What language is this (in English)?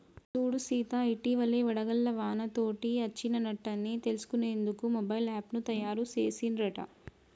Telugu